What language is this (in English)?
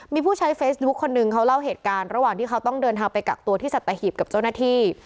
Thai